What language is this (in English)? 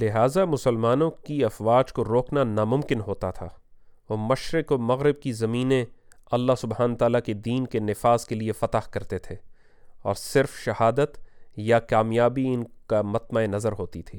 Urdu